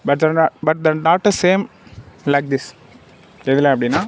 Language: Tamil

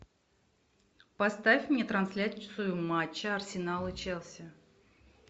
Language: Russian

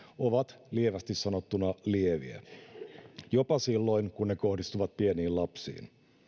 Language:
Finnish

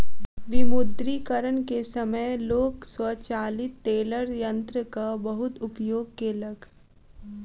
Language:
Maithili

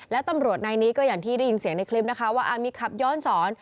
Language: Thai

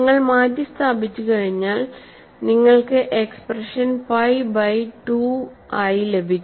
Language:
Malayalam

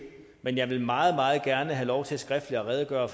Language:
Danish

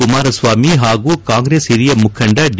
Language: Kannada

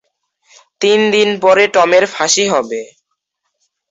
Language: Bangla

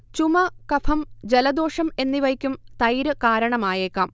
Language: Malayalam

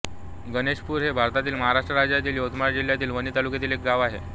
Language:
Marathi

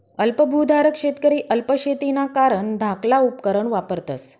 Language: Marathi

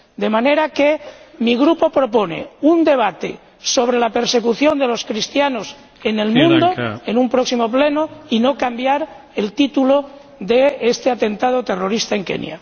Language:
Spanish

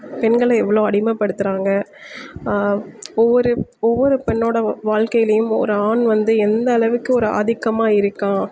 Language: Tamil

